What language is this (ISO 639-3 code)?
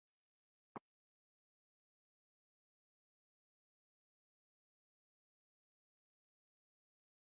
urd